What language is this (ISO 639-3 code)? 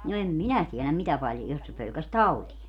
fin